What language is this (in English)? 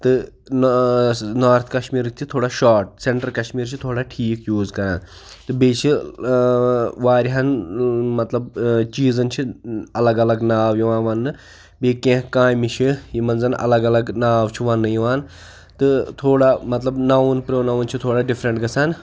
Kashmiri